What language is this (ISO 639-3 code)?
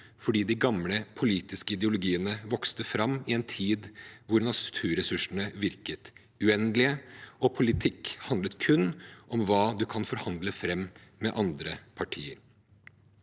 nor